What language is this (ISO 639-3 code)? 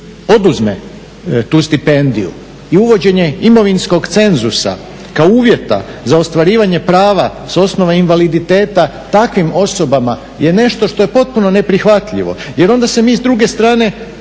hrv